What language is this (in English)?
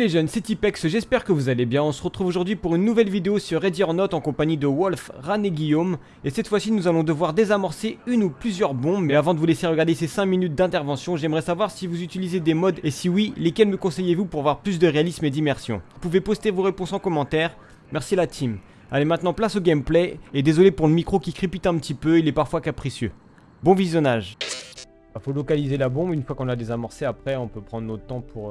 French